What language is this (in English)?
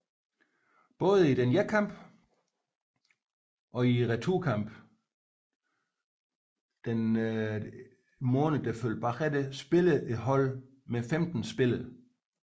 Danish